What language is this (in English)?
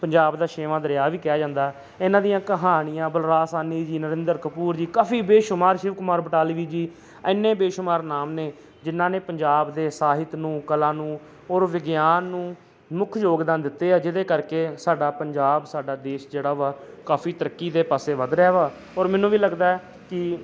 Punjabi